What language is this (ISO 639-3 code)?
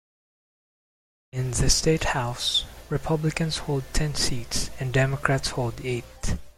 eng